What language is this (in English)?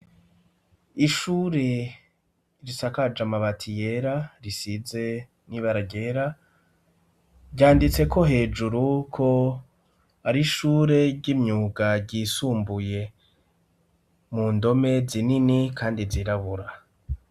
Rundi